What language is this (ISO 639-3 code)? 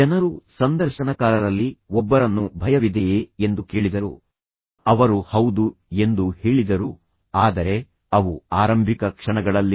kan